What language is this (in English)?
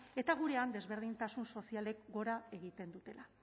Basque